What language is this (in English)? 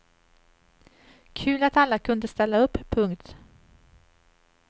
Swedish